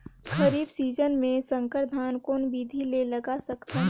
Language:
Chhattisgarhi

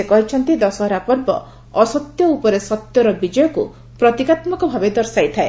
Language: Odia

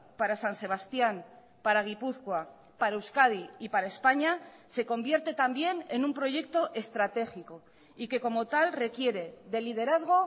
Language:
Spanish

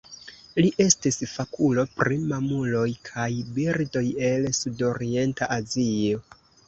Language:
Esperanto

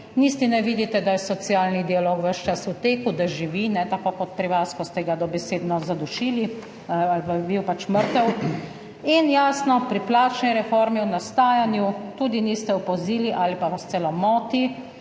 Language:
Slovenian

